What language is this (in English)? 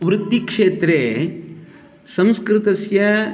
Sanskrit